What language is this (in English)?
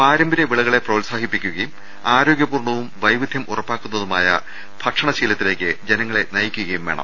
Malayalam